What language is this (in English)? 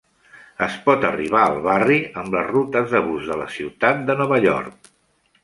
Catalan